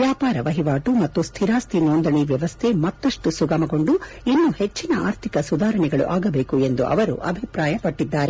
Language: Kannada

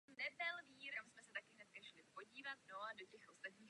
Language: Czech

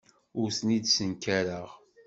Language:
Kabyle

